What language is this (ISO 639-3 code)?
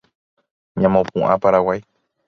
grn